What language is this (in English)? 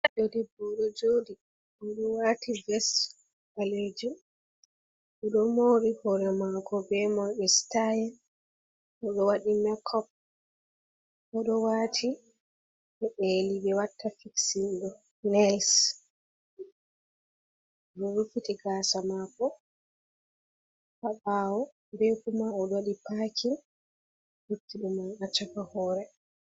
Fula